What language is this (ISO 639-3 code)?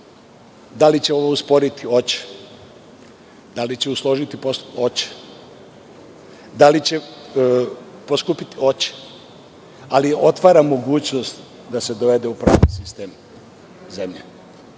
srp